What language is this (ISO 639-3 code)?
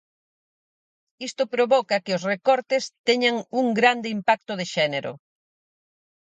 glg